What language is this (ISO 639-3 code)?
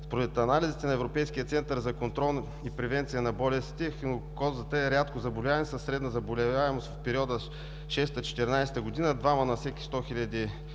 bul